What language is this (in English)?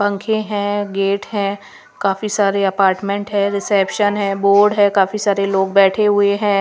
Hindi